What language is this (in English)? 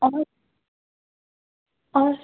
Hindi